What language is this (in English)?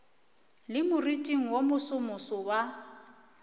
Northern Sotho